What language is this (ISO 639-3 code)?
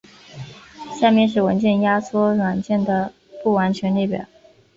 zho